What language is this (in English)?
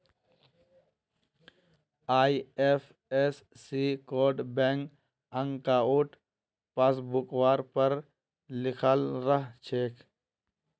Magahi